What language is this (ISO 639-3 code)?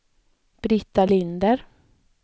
swe